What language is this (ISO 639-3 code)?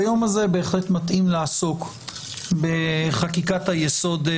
heb